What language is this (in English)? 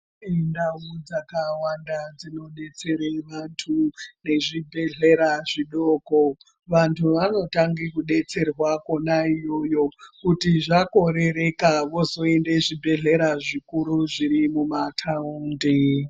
Ndau